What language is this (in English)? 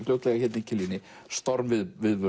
Icelandic